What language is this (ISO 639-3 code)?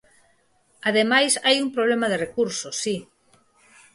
glg